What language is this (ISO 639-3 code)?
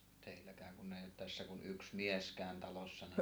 fin